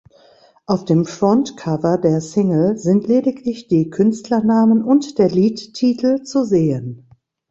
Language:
German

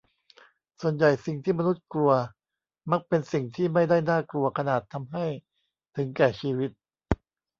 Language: Thai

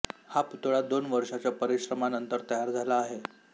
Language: Marathi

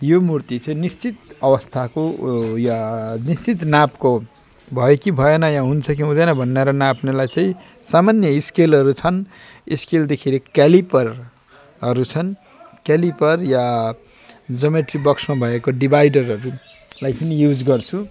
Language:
Nepali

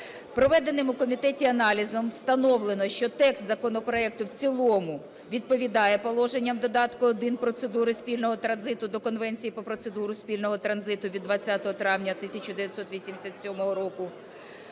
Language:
Ukrainian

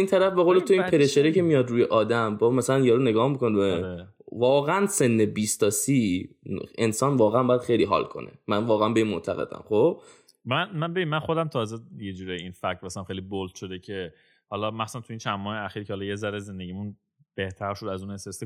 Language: Persian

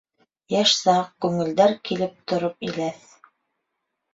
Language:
Bashkir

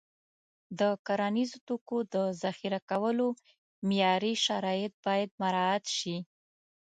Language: Pashto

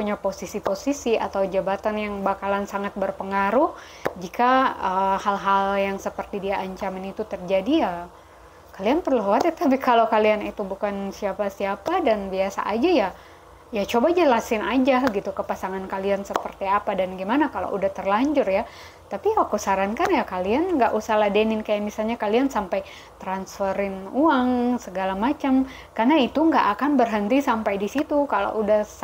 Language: Indonesian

